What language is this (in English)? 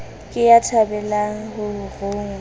Southern Sotho